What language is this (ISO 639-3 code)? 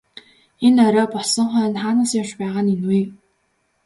mon